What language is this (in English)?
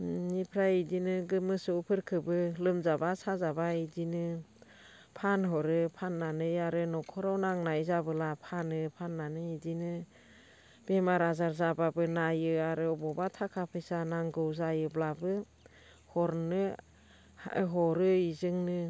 Bodo